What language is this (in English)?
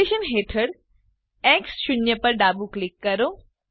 Gujarati